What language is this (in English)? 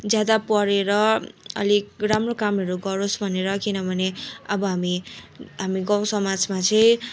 Nepali